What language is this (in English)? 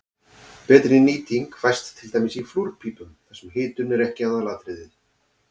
Icelandic